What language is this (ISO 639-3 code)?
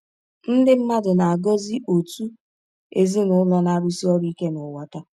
ibo